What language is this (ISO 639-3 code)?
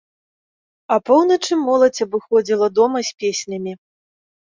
bel